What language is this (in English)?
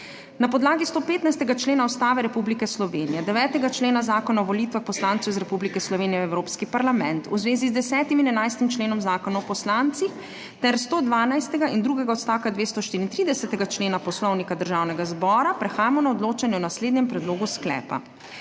Slovenian